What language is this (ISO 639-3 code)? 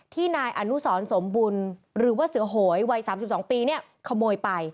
tha